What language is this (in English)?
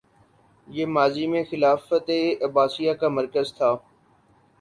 Urdu